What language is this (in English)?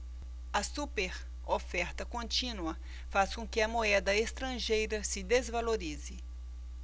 Portuguese